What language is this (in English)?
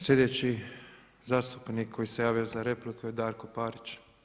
Croatian